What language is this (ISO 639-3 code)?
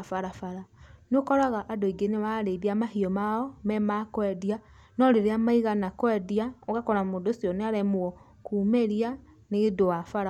kik